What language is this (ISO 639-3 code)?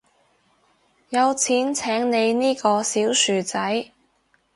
yue